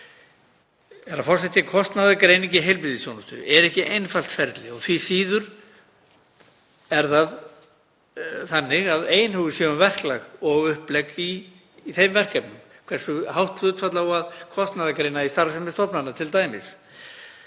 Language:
Icelandic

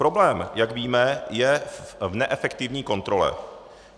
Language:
Czech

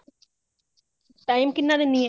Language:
Punjabi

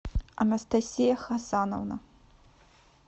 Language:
Russian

